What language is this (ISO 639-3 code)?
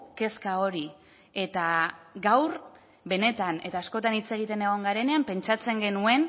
eus